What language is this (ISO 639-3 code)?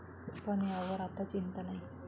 mar